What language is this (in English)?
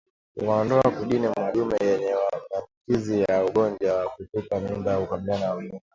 Swahili